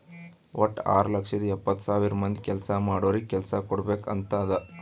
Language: Kannada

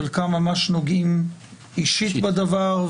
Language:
Hebrew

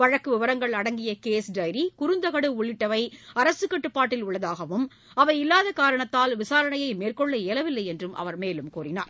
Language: Tamil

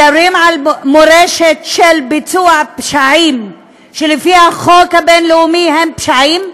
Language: Hebrew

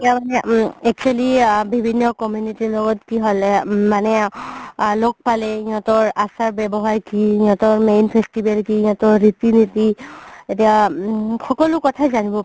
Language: Assamese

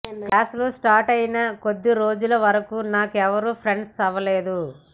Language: Telugu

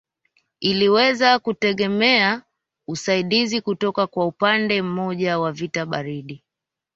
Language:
Swahili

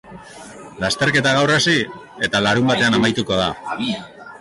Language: Basque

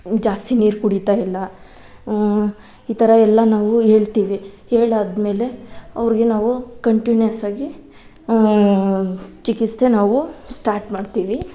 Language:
Kannada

